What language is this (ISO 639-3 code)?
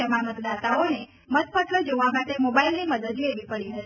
guj